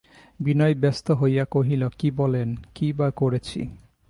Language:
Bangla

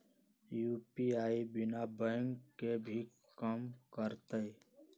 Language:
Magahi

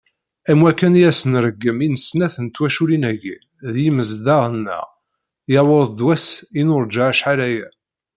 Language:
Kabyle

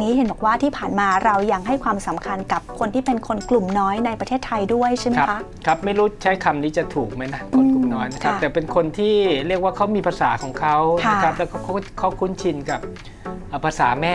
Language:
Thai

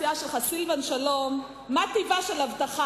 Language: Hebrew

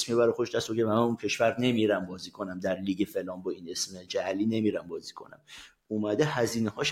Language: Persian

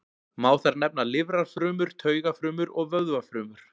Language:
Icelandic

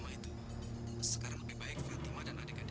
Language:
Indonesian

